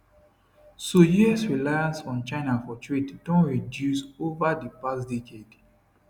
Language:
Nigerian Pidgin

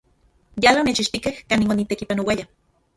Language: Central Puebla Nahuatl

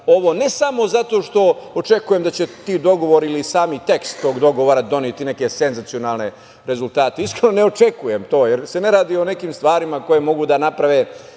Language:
Serbian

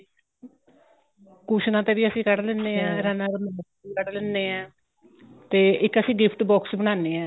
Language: Punjabi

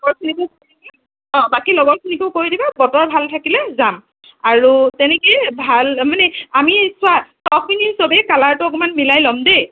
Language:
Assamese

